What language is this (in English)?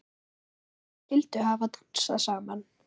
Icelandic